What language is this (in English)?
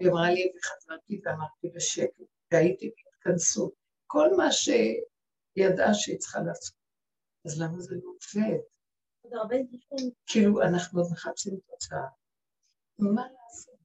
Hebrew